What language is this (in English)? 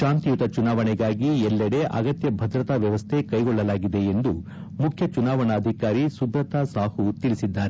Kannada